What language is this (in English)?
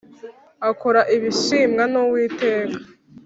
Kinyarwanda